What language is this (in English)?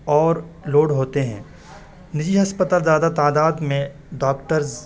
Urdu